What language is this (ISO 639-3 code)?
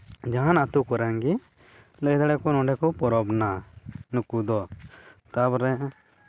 sat